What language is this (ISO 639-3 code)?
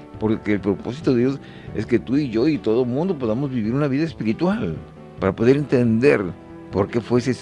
spa